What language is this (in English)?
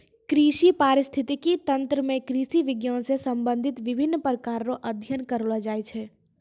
Maithili